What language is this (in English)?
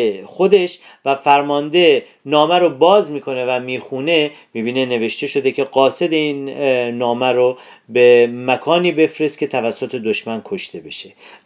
Persian